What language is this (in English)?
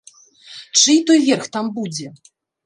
Belarusian